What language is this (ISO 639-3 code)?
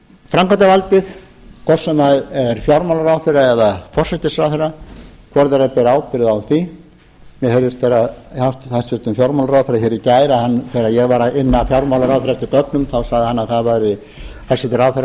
isl